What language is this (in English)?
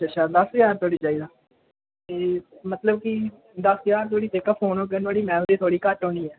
Dogri